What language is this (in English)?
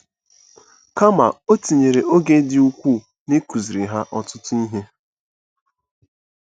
Igbo